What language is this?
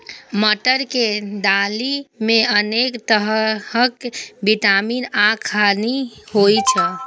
Maithili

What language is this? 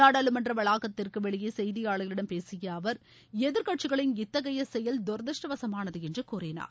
Tamil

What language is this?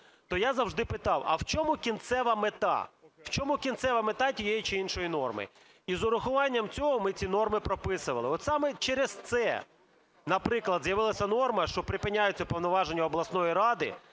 Ukrainian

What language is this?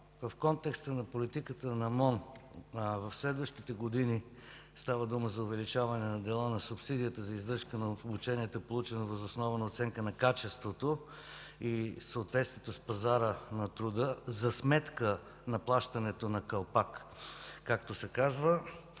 Bulgarian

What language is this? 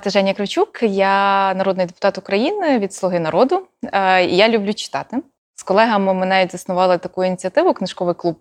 Ukrainian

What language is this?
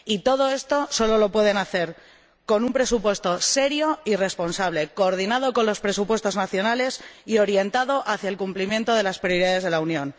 Spanish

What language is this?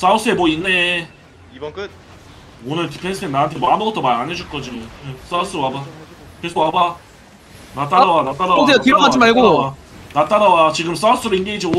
Korean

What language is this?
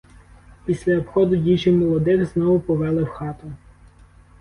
Ukrainian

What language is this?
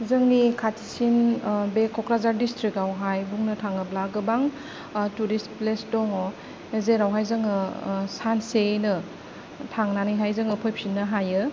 Bodo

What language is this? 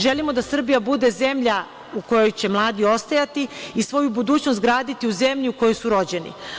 Serbian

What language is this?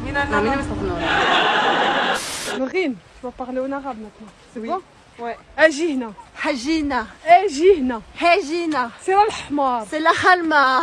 French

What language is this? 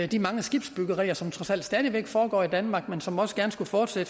Danish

